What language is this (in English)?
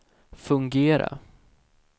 Swedish